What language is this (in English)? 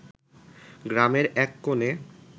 Bangla